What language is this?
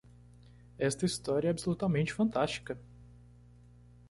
Portuguese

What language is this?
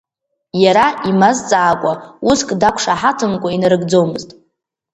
Abkhazian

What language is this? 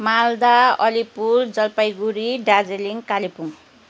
Nepali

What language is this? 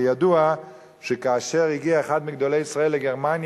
Hebrew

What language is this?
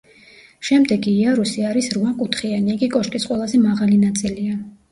Georgian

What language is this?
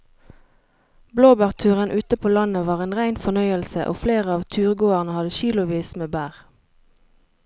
Norwegian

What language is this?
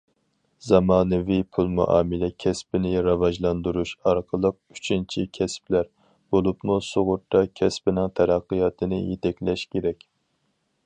Uyghur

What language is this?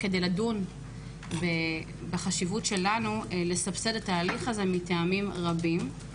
Hebrew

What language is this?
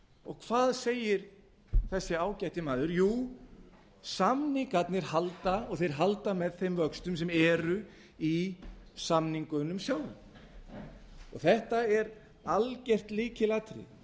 Icelandic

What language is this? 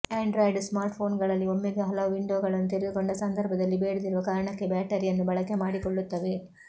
Kannada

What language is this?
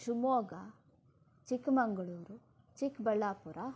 Kannada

